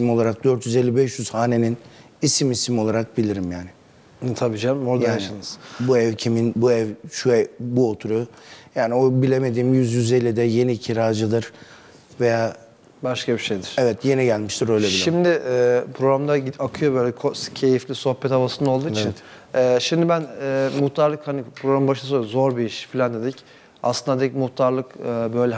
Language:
Turkish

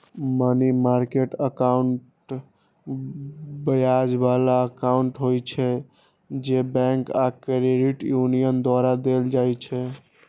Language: Maithili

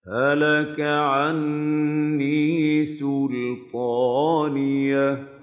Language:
Arabic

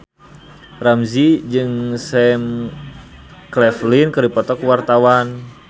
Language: Sundanese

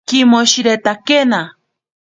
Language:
Ashéninka Perené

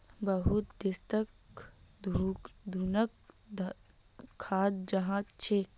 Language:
Magahi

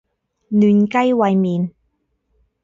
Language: Cantonese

